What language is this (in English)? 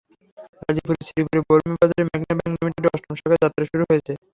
Bangla